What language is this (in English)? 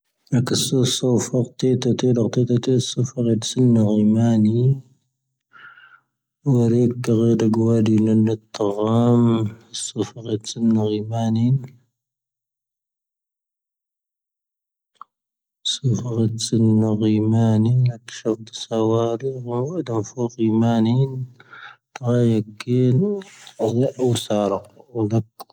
Tahaggart Tamahaq